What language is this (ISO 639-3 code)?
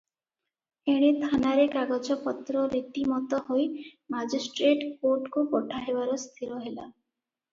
ori